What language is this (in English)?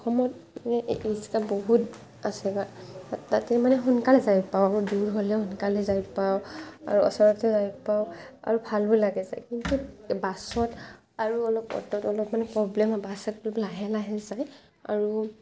Assamese